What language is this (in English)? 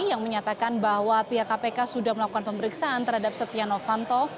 Indonesian